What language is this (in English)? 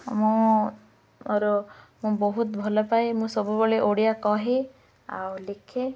Odia